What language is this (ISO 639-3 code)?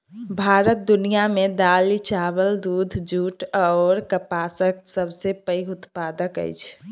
mai